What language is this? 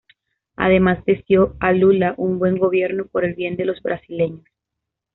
Spanish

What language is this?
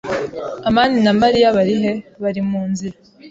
Kinyarwanda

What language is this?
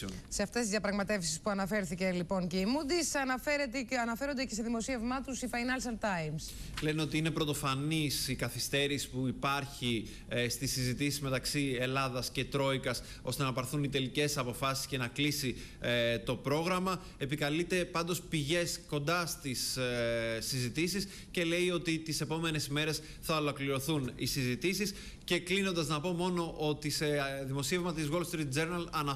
Greek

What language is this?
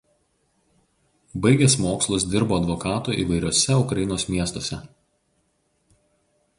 Lithuanian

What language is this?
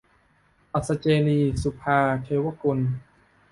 Thai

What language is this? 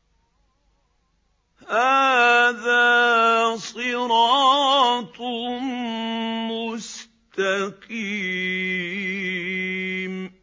Arabic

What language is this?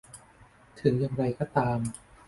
Thai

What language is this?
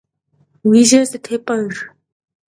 Kabardian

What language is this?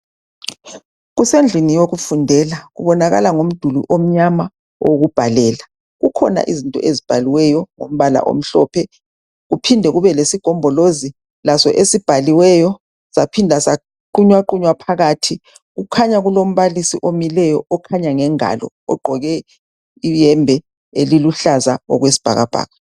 North Ndebele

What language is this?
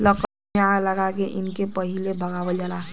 Bhojpuri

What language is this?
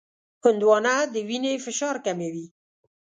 Pashto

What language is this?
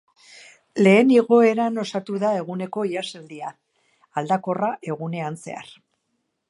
Basque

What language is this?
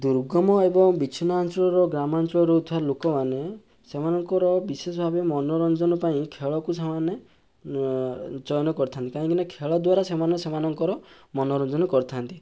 Odia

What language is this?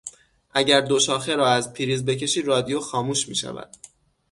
Persian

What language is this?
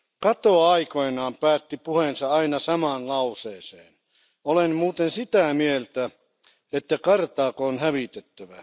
Finnish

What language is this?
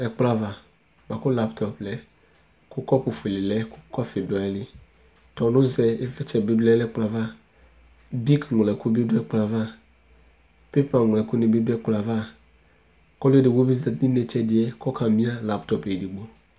Ikposo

